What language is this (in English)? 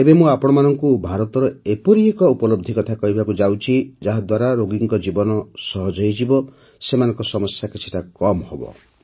Odia